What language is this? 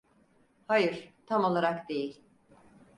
Turkish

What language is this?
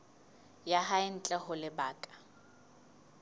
Southern Sotho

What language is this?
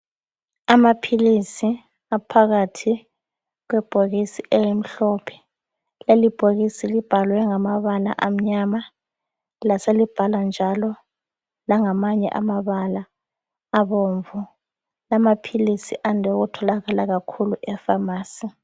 North Ndebele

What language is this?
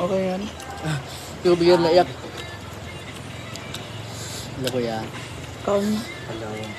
Filipino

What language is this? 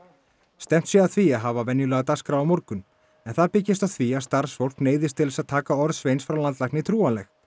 Icelandic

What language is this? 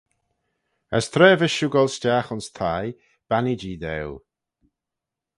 Manx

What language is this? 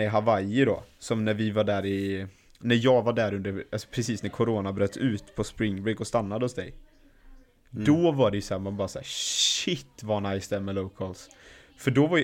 Swedish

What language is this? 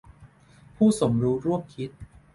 Thai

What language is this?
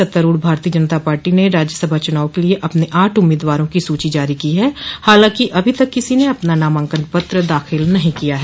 Hindi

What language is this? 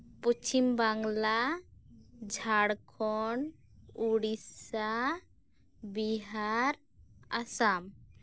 Santali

